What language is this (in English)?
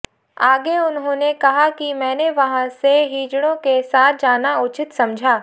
Hindi